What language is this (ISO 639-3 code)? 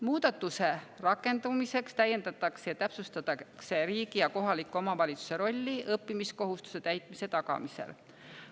est